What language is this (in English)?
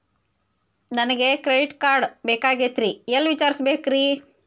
Kannada